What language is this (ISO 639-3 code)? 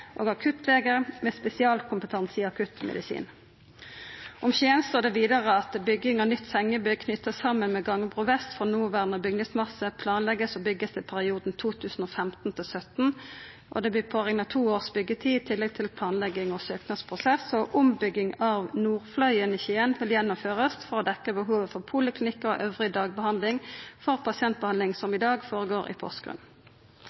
nno